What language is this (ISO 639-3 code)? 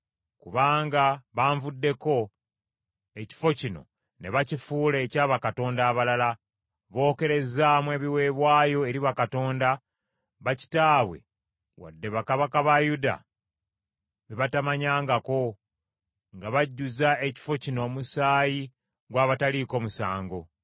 lug